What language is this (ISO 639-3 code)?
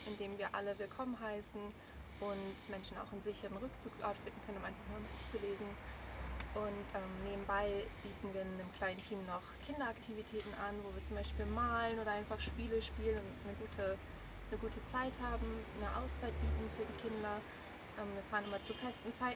deu